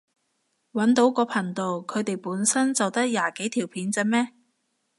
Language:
Cantonese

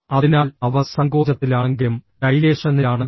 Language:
Malayalam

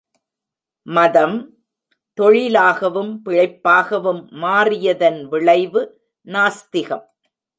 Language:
Tamil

